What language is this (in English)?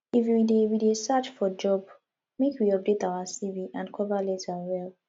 Nigerian Pidgin